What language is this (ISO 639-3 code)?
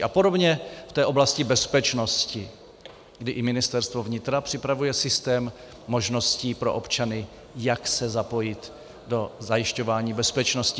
ces